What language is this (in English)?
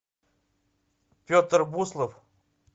Russian